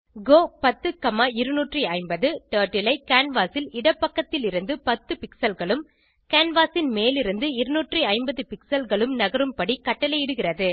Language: Tamil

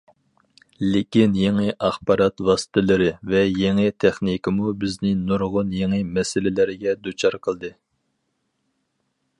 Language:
Uyghur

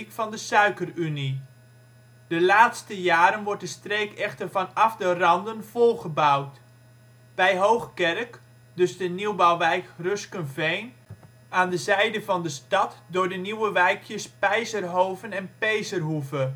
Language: Dutch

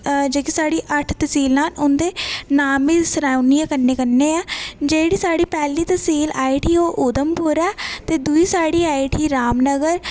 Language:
Dogri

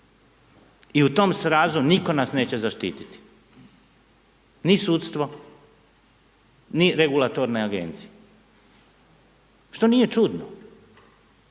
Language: Croatian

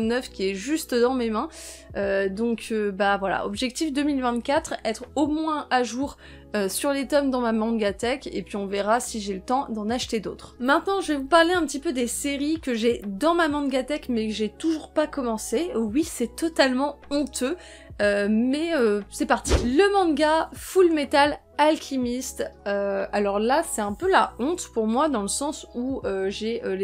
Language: French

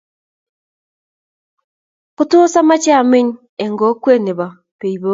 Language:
Kalenjin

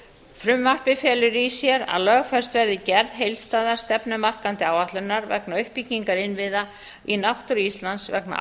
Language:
Icelandic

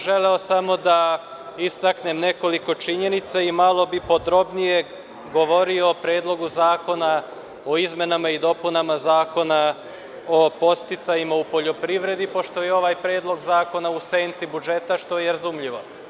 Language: Serbian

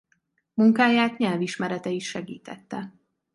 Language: Hungarian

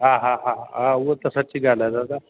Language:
Sindhi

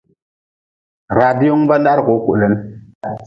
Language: Nawdm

